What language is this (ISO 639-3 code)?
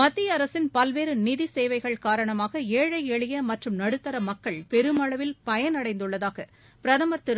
tam